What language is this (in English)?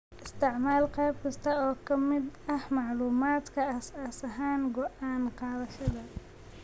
Somali